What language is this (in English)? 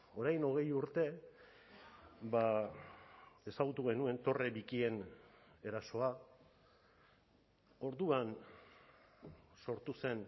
Basque